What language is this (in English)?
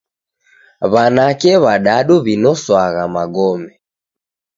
Taita